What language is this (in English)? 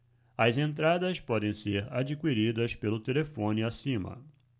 Portuguese